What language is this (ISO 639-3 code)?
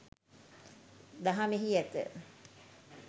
sin